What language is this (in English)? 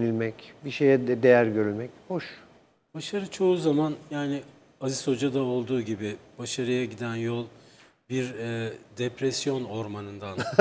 Turkish